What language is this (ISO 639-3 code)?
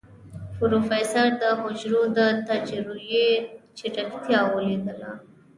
pus